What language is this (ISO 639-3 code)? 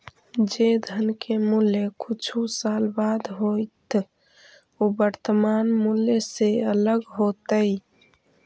mag